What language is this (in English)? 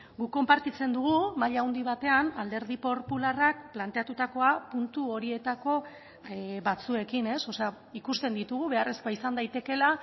Basque